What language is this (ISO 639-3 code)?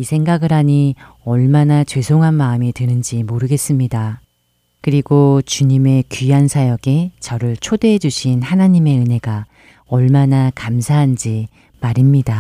kor